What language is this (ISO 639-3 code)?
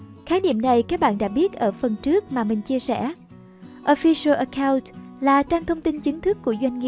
vie